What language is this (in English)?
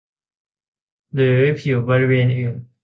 Thai